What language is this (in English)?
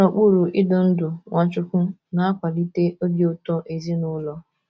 Igbo